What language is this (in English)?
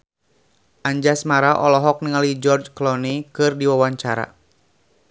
Sundanese